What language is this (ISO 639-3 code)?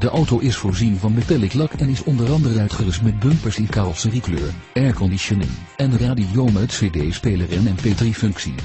nld